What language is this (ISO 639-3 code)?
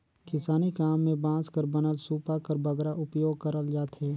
hne